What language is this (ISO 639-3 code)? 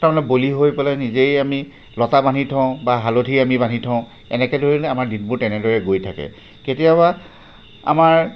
asm